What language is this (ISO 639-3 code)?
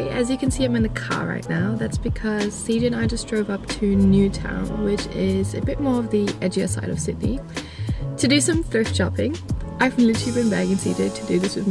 eng